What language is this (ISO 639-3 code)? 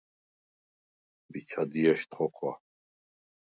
sva